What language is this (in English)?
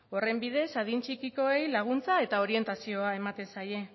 Basque